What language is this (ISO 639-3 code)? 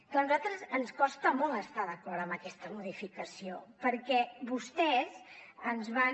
cat